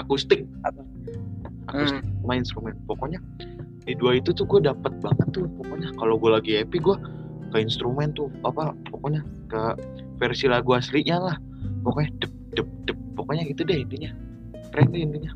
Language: Indonesian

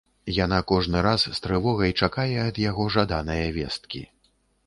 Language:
Belarusian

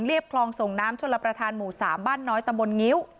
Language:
Thai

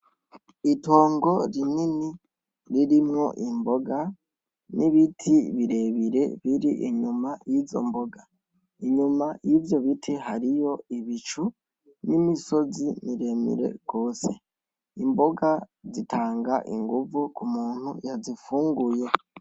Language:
Rundi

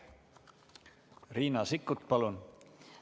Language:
Estonian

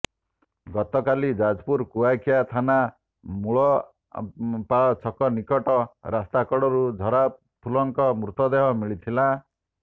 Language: Odia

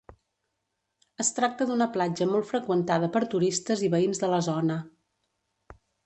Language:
Catalan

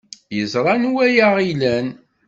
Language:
Kabyle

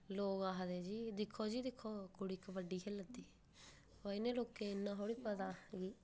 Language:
Dogri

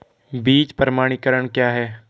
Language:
Hindi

